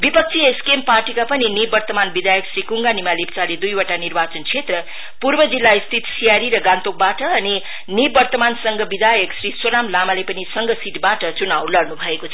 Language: Nepali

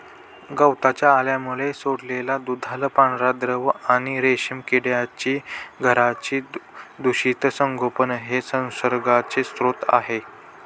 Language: Marathi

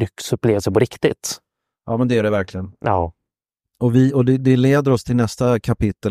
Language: Swedish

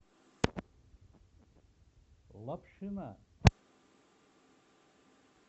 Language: Russian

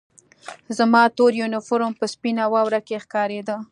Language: Pashto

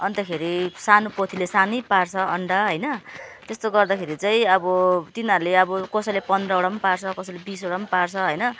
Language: Nepali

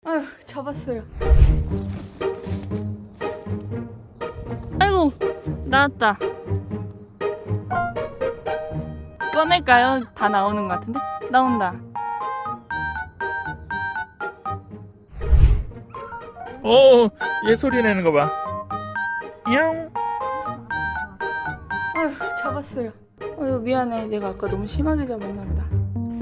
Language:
Korean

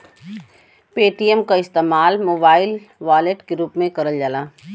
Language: Bhojpuri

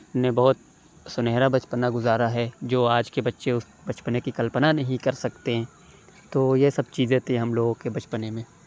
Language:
Urdu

